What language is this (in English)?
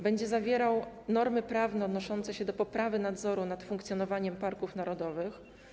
Polish